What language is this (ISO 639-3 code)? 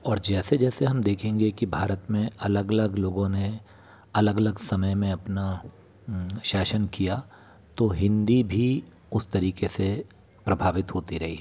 hin